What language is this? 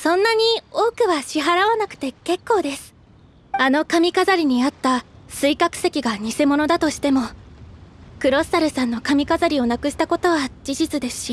Japanese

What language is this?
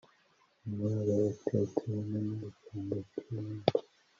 Kinyarwanda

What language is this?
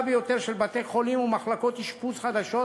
Hebrew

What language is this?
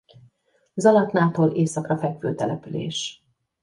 Hungarian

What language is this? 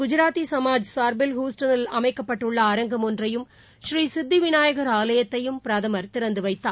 Tamil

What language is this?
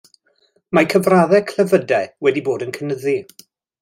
Welsh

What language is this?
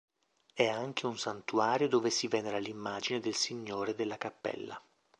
Italian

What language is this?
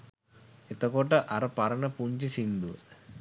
Sinhala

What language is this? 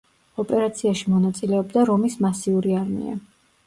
Georgian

